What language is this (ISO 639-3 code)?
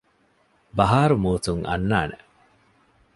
div